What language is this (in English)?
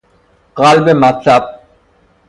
Persian